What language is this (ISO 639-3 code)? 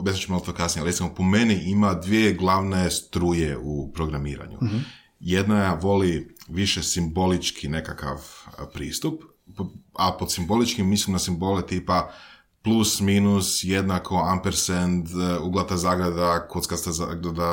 hrv